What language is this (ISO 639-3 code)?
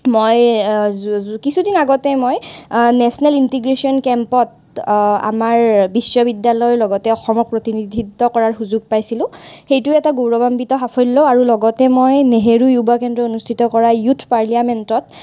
asm